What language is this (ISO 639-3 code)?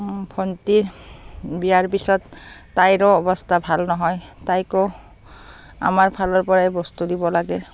asm